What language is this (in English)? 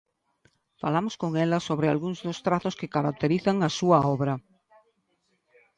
Galician